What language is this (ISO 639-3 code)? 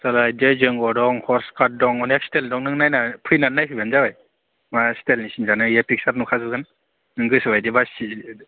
brx